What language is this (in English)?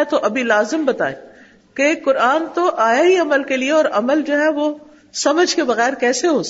Urdu